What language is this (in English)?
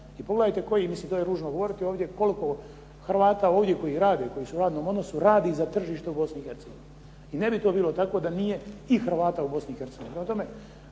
Croatian